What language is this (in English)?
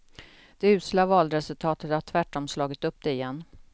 Swedish